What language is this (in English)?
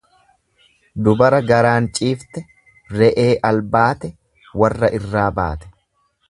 Oromo